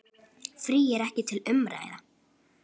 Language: Icelandic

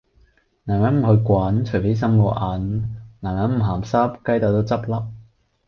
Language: Cantonese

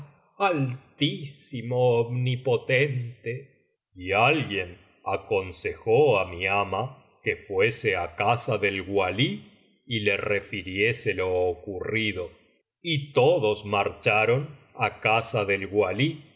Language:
Spanish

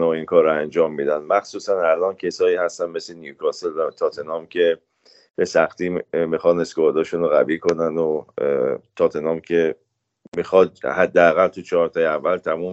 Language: Persian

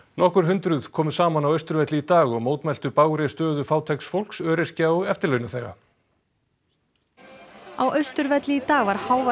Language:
Icelandic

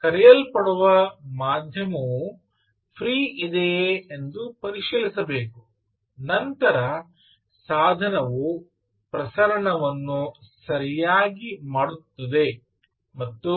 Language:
Kannada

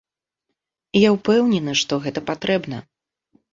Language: Belarusian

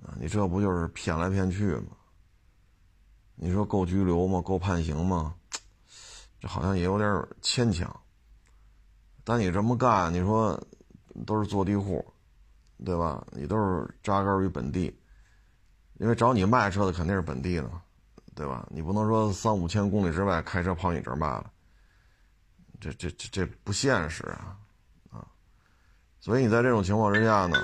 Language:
Chinese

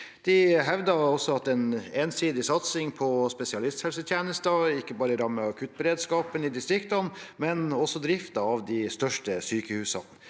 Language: Norwegian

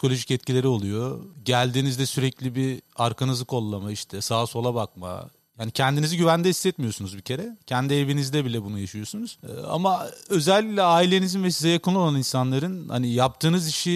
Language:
Turkish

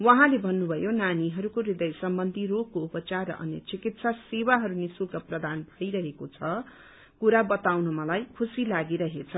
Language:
Nepali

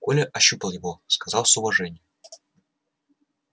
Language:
Russian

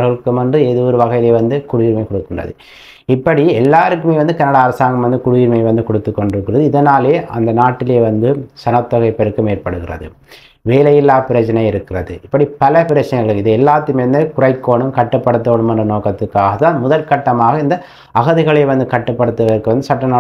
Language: Korean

